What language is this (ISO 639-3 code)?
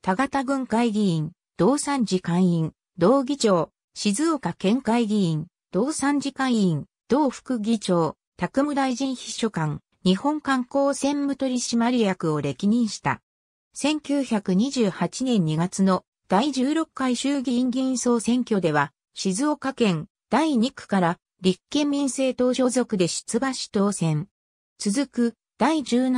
jpn